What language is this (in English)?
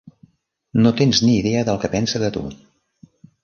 Catalan